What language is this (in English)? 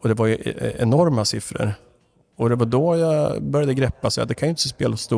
Swedish